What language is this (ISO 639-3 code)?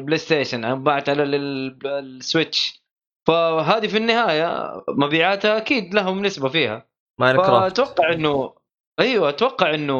ara